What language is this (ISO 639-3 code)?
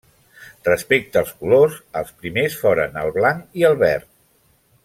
cat